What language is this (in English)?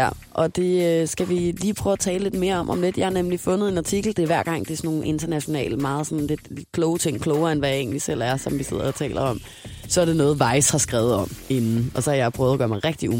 Danish